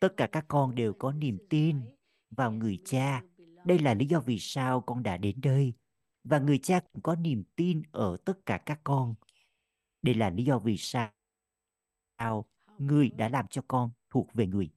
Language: Vietnamese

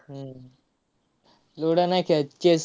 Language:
Marathi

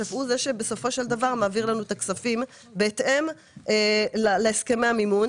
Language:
Hebrew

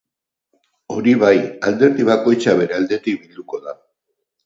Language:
Basque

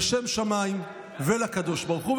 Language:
Hebrew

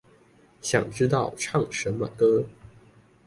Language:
Chinese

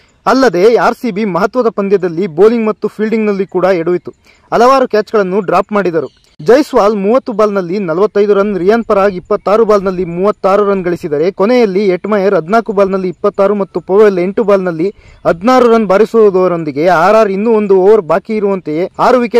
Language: Kannada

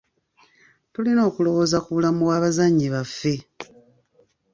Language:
Ganda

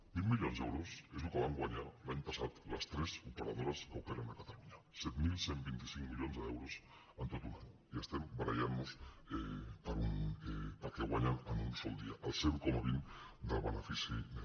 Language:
Catalan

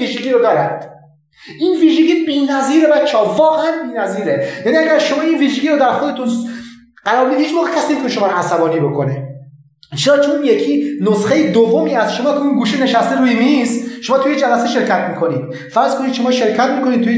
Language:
Persian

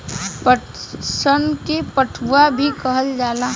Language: Bhojpuri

